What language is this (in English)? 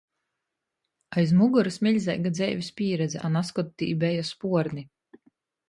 Latgalian